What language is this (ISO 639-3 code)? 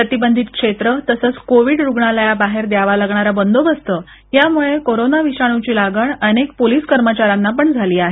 mar